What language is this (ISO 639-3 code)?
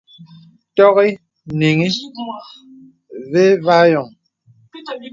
beb